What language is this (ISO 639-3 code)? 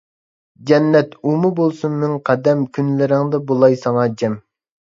uig